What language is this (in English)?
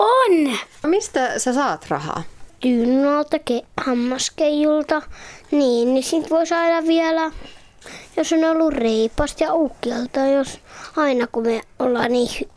Finnish